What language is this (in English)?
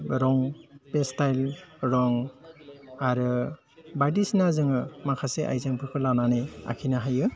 Bodo